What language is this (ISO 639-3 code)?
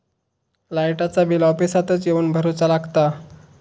mar